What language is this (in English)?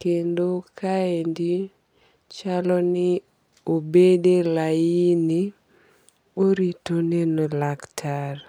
Luo (Kenya and Tanzania)